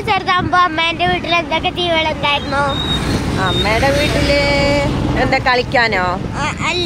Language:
Thai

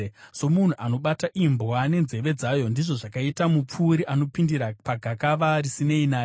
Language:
Shona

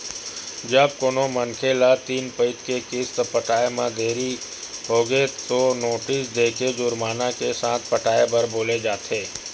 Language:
Chhattisgarhi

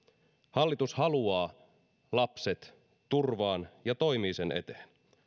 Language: Finnish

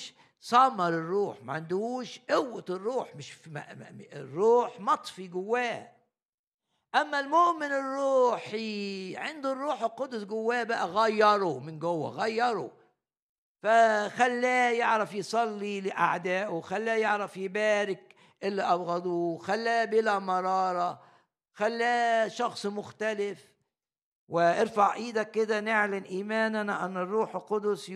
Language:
Arabic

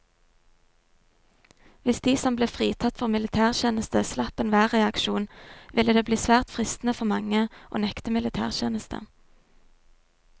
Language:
Norwegian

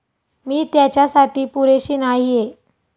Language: Marathi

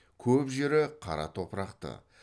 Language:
Kazakh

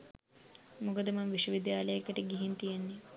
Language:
Sinhala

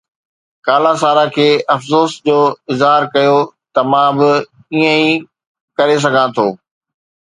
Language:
Sindhi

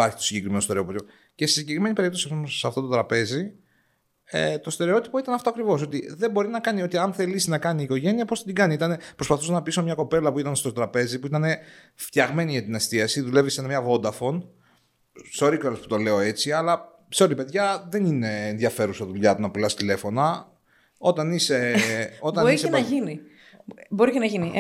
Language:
Greek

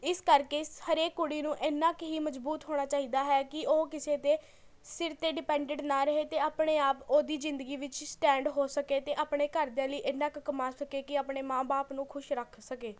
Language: Punjabi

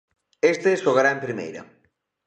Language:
Galician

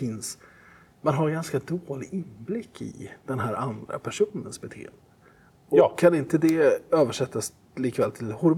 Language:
Swedish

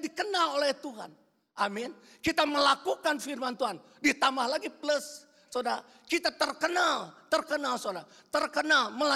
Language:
Indonesian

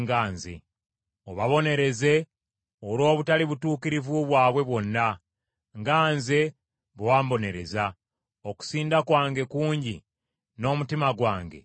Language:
Ganda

